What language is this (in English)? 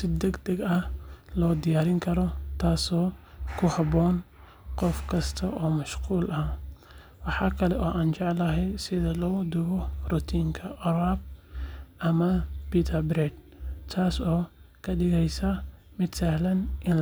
Somali